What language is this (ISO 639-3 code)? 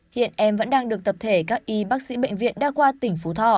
vie